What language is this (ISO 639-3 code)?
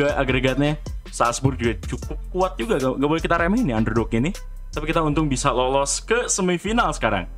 ind